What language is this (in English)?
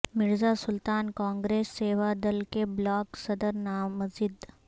Urdu